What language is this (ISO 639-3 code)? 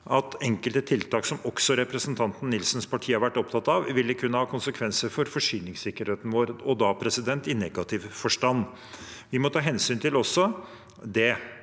nor